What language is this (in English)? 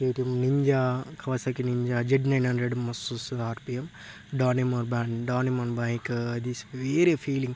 Telugu